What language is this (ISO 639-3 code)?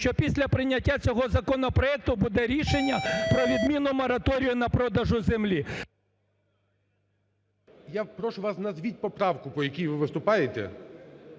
ukr